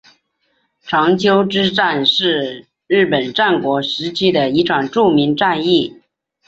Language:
Chinese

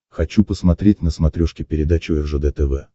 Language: Russian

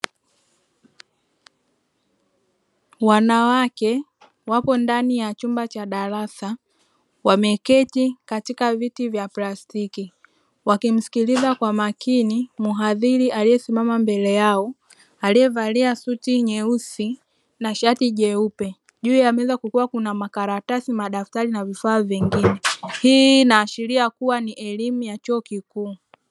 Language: Swahili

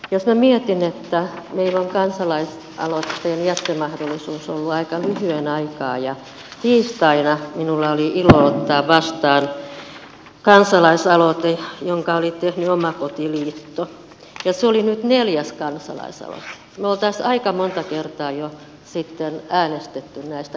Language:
Finnish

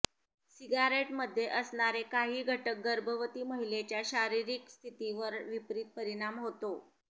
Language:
Marathi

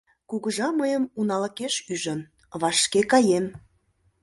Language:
Mari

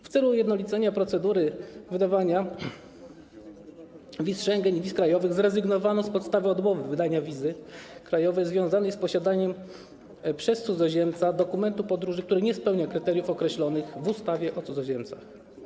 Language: Polish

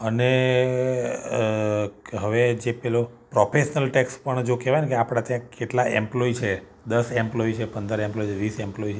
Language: Gujarati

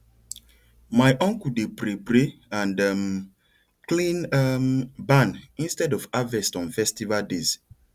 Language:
Nigerian Pidgin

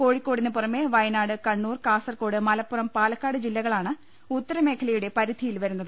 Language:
Malayalam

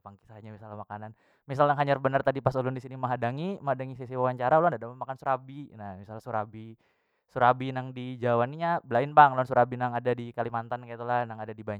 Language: Banjar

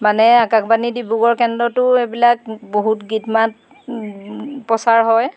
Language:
Assamese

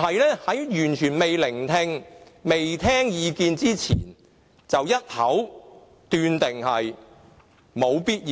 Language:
Cantonese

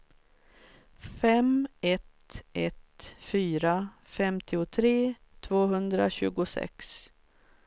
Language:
Swedish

